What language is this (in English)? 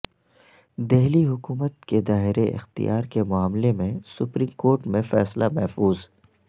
Urdu